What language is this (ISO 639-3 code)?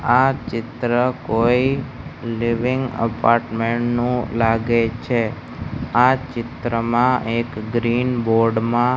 guj